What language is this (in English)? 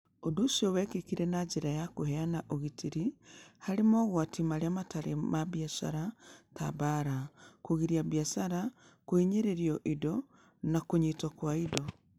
Kikuyu